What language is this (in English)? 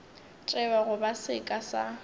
Northern Sotho